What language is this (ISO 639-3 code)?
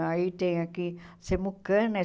por